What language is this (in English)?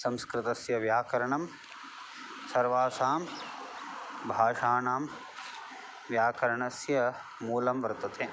Sanskrit